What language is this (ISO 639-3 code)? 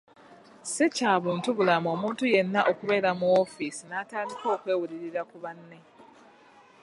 lug